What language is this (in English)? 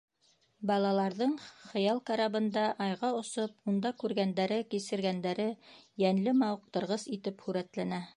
Bashkir